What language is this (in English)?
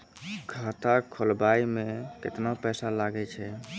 Maithili